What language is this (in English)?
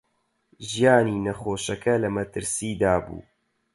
Central Kurdish